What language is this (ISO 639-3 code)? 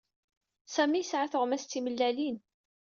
kab